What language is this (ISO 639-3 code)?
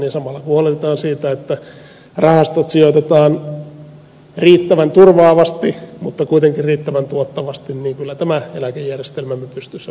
fin